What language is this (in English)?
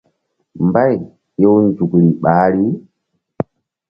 Mbum